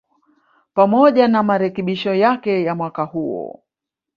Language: Swahili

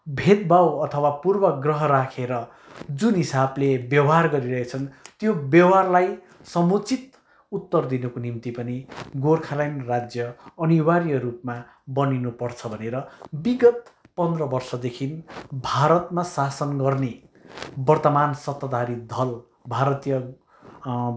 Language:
Nepali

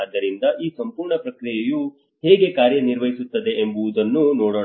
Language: Kannada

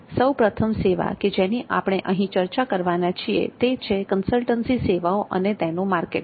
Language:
Gujarati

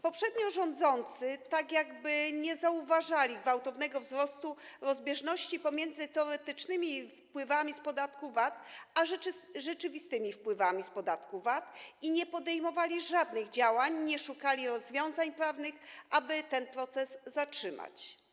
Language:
Polish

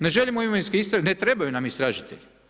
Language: Croatian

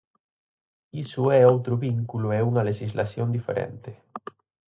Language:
Galician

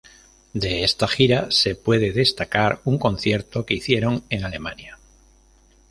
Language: Spanish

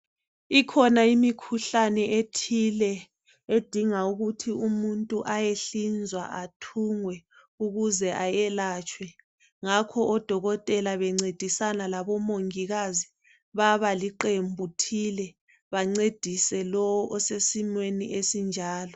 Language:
North Ndebele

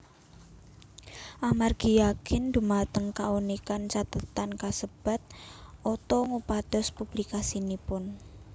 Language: Javanese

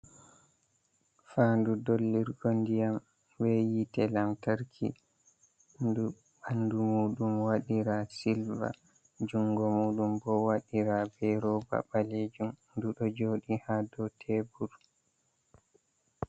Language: Fula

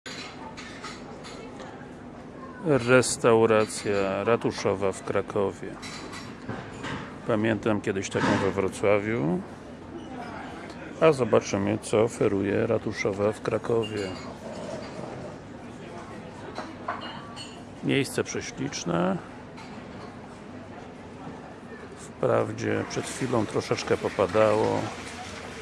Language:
Polish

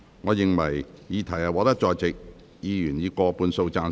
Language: Cantonese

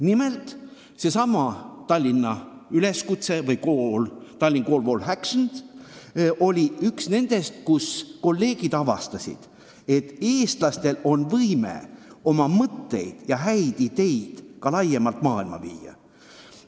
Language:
Estonian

